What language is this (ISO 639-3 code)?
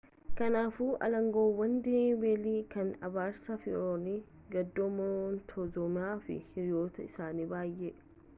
orm